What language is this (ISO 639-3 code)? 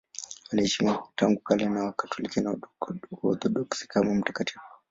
swa